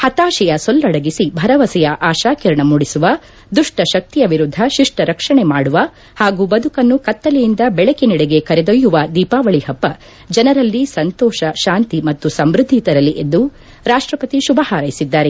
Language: Kannada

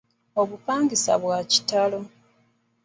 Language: Ganda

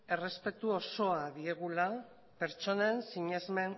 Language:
Basque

